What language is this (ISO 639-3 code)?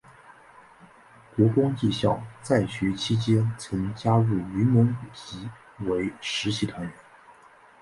zho